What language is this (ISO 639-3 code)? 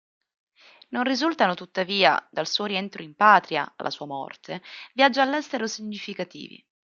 ita